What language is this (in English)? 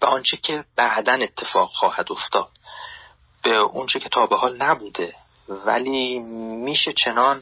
Persian